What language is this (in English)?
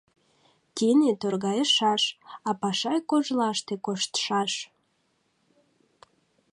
Mari